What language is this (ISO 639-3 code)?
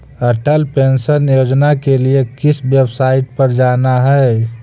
mag